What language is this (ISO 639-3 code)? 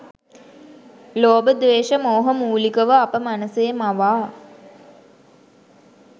sin